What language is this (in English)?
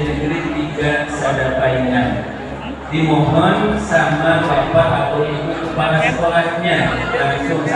Indonesian